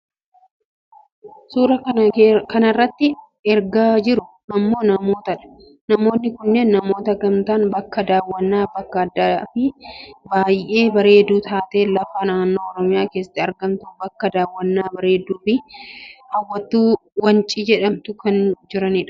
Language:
Oromo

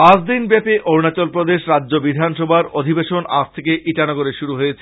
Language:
Bangla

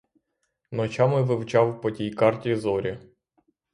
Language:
Ukrainian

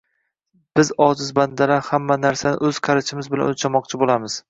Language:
Uzbek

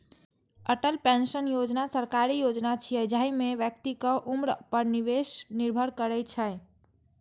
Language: Maithili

